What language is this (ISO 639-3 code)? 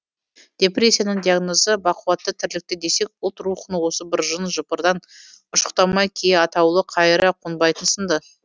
kaz